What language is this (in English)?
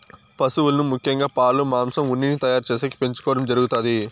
Telugu